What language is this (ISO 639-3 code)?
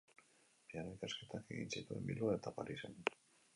eus